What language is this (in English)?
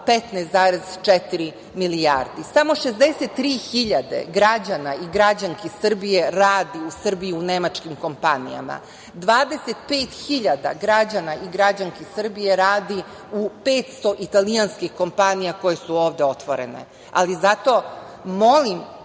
Serbian